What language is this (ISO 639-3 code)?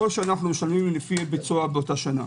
heb